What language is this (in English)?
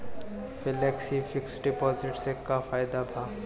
Bhojpuri